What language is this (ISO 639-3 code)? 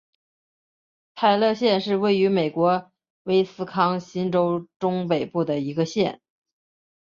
zho